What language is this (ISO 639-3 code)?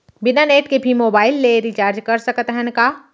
hne